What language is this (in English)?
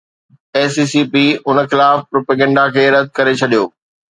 Sindhi